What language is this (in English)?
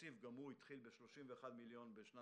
Hebrew